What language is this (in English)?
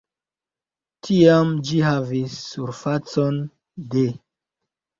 Esperanto